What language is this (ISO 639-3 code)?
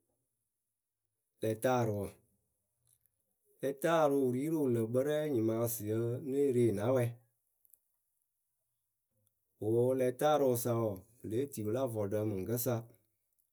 keu